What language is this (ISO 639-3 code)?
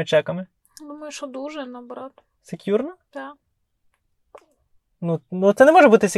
ukr